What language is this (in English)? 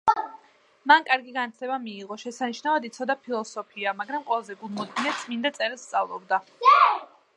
Georgian